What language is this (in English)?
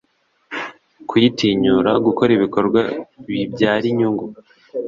Kinyarwanda